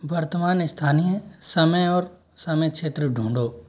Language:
Hindi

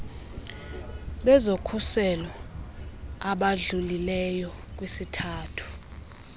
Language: Xhosa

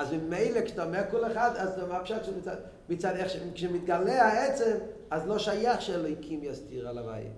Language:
Hebrew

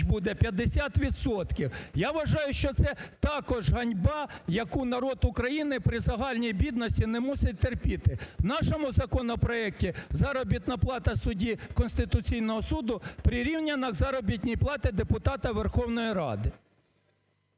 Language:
Ukrainian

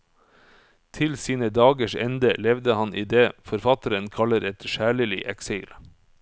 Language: Norwegian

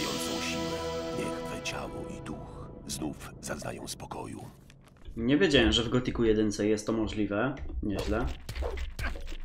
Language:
Polish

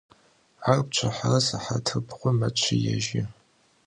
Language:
Adyghe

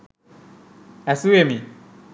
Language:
Sinhala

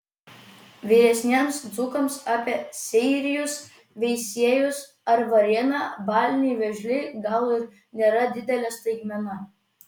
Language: Lithuanian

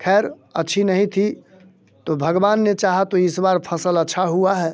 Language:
Hindi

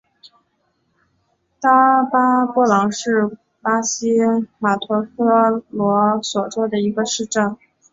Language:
Chinese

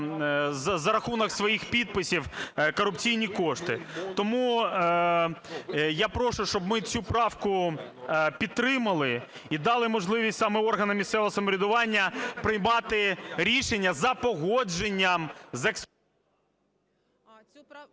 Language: Ukrainian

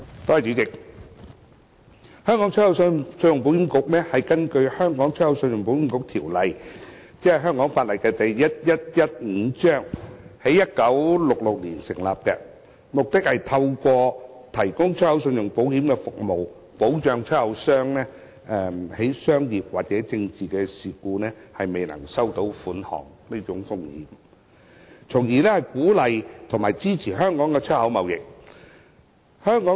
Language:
Cantonese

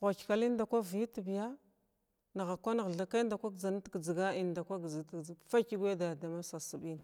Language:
Glavda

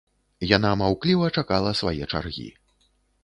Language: Belarusian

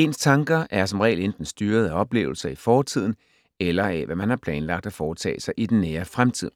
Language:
Danish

